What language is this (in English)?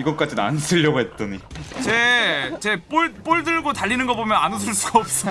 Korean